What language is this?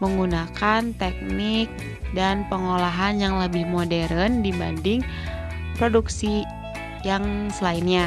Indonesian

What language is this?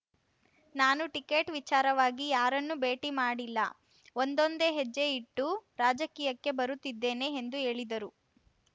Kannada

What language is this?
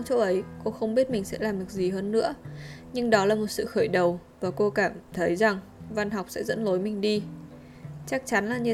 Vietnamese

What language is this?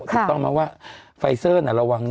Thai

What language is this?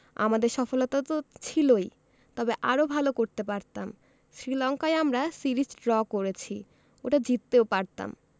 Bangla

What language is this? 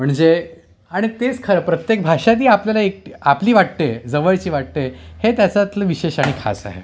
Marathi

